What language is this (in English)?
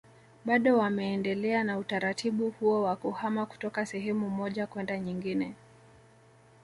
Swahili